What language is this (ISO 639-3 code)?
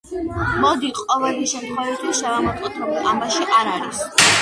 kat